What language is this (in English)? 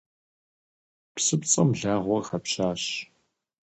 Kabardian